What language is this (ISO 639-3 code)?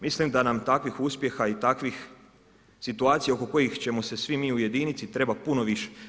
hrv